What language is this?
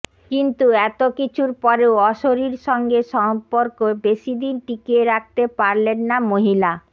Bangla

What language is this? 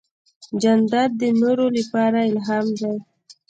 Pashto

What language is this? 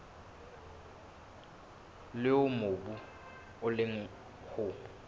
Southern Sotho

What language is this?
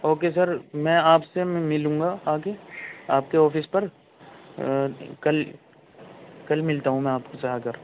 Urdu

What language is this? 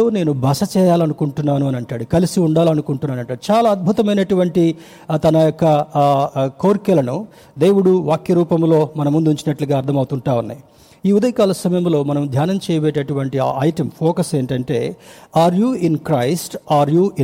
Telugu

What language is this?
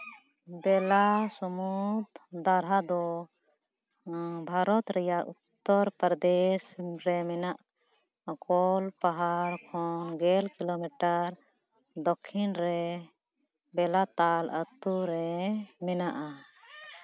Santali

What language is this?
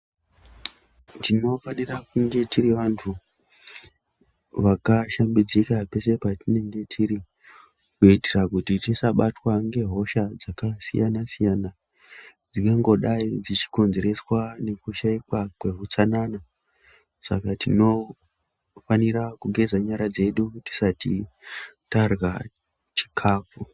Ndau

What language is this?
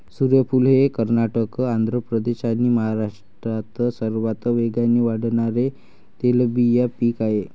Marathi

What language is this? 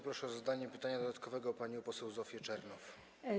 Polish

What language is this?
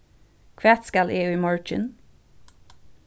Faroese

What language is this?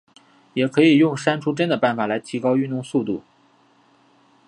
Chinese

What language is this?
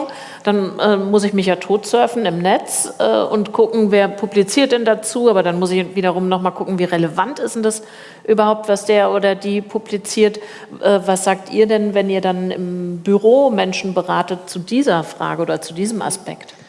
German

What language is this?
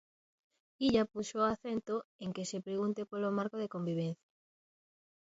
Galician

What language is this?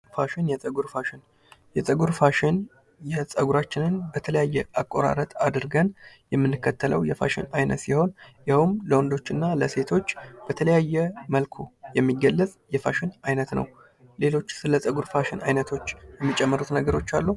Amharic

